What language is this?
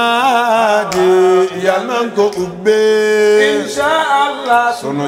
Arabic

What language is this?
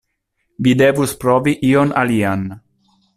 Esperanto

